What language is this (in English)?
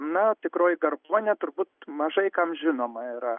Lithuanian